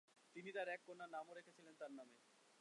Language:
Bangla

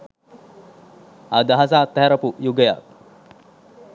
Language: Sinhala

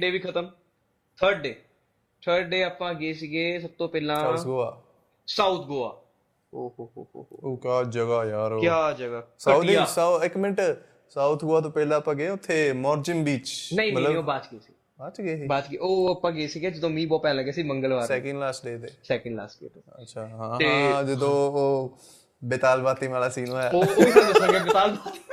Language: Punjabi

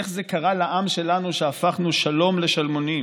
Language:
Hebrew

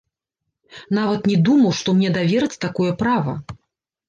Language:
Belarusian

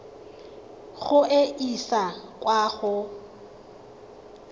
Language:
Tswana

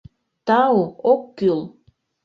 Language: Mari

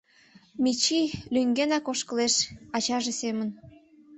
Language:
Mari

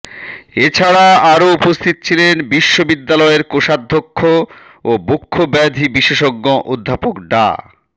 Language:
Bangla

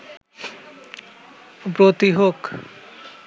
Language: Bangla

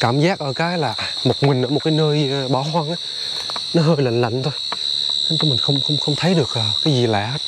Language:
Vietnamese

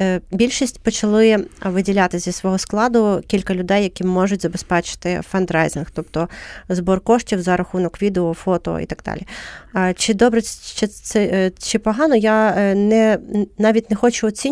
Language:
Ukrainian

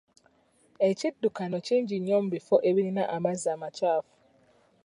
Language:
Ganda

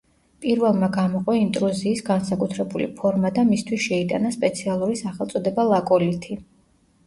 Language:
Georgian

